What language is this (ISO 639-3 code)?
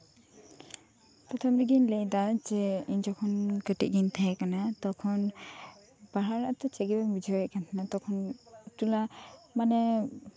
sat